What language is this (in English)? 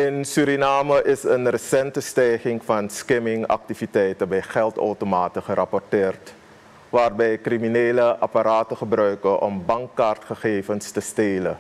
Dutch